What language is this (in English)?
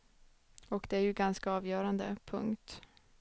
Swedish